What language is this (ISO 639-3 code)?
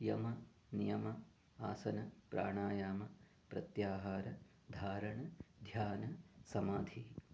san